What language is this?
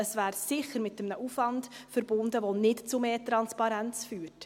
Swiss German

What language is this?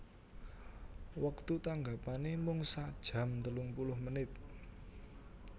Javanese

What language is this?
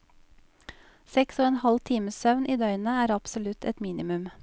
Norwegian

